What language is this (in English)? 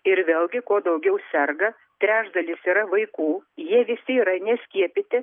Lithuanian